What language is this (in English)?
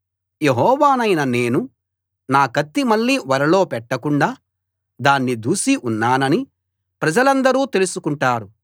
Telugu